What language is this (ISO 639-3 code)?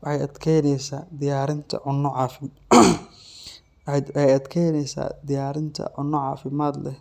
som